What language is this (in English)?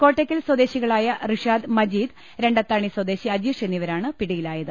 Malayalam